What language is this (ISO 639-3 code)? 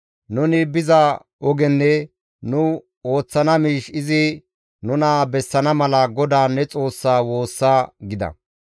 gmv